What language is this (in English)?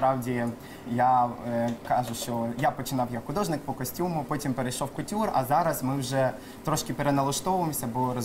Ukrainian